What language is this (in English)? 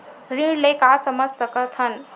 Chhattisgarhi